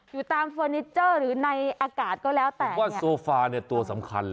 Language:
Thai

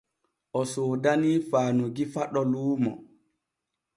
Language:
Borgu Fulfulde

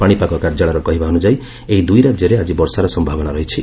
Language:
Odia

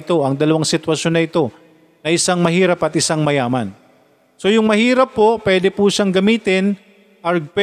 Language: Filipino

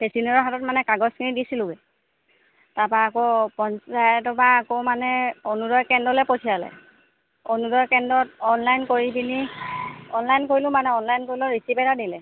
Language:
Assamese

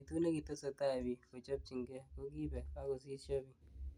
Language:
Kalenjin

